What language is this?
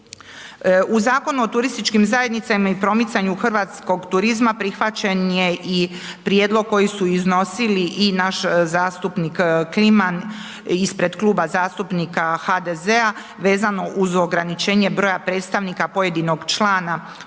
Croatian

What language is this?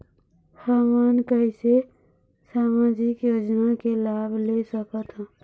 Chhattisgarhi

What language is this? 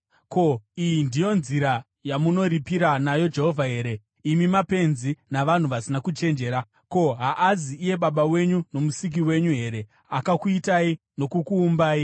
Shona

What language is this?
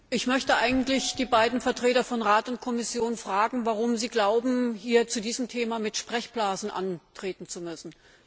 German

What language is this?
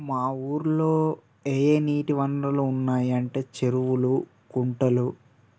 Telugu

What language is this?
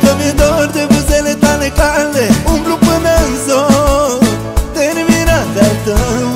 Romanian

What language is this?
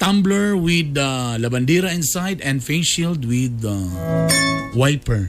Filipino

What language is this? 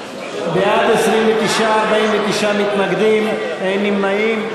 Hebrew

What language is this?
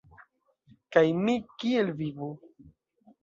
Esperanto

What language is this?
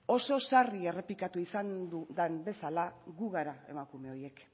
Basque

